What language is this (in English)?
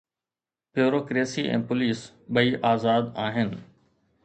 Sindhi